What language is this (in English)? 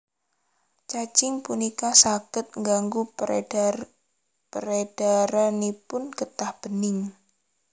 Javanese